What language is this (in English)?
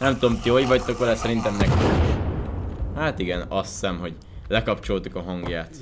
Hungarian